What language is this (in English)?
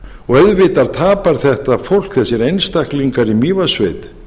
Icelandic